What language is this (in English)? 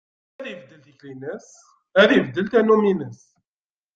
Kabyle